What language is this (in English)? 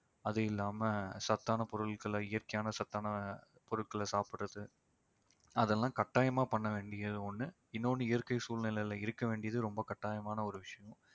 Tamil